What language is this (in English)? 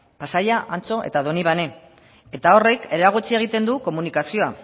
Basque